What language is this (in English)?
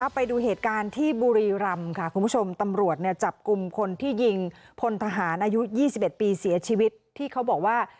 Thai